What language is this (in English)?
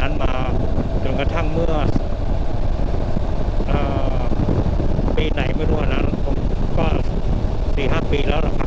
Thai